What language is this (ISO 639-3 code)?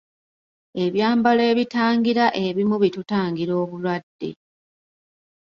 lug